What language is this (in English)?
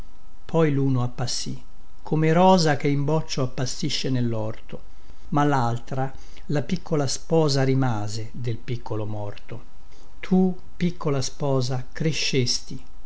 Italian